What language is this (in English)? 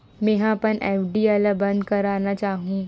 Chhattisgarhi